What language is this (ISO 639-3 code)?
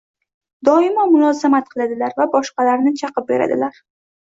uzb